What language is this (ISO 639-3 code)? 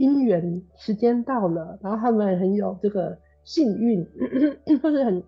zho